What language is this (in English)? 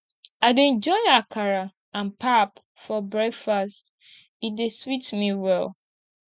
Nigerian Pidgin